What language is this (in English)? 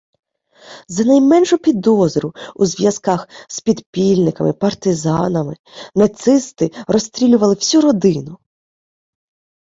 Ukrainian